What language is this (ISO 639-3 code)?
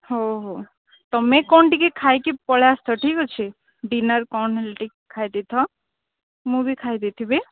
ori